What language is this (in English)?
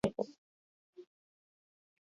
Basque